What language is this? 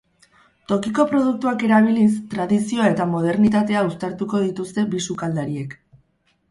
Basque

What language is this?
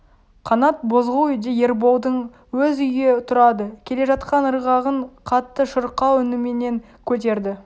Kazakh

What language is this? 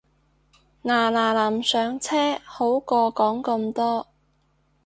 Cantonese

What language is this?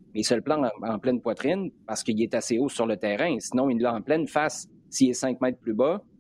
French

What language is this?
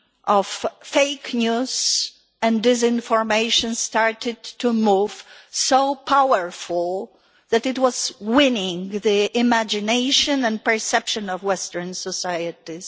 English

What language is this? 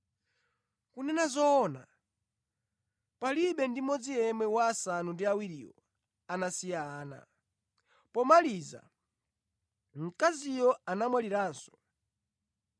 Nyanja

